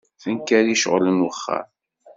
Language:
Kabyle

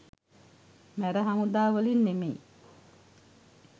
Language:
Sinhala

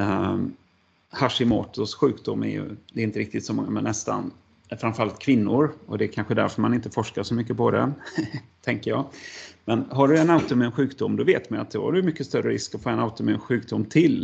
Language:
Swedish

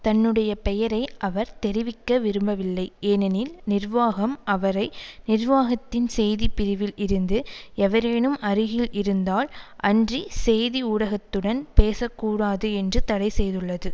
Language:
Tamil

